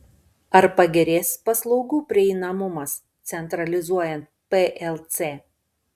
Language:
Lithuanian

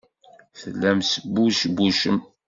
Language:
Kabyle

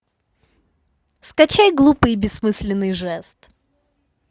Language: Russian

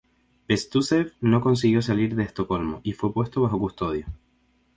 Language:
Spanish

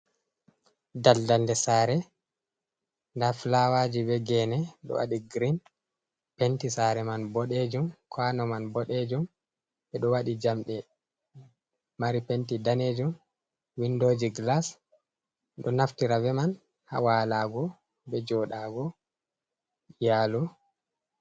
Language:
Fula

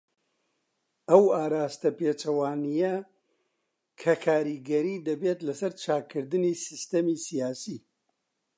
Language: Central Kurdish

